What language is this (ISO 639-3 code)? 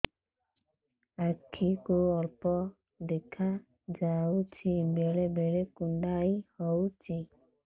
ori